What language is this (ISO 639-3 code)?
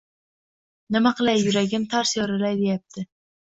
uzb